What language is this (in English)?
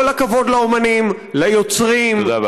Hebrew